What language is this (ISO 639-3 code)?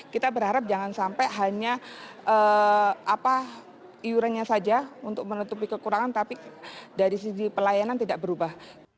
ind